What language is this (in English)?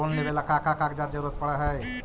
Magahi